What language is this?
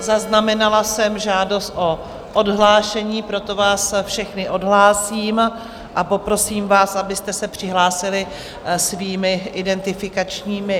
Czech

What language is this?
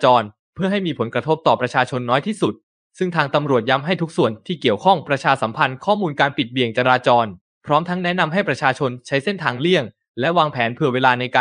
Thai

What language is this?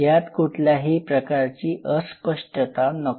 Marathi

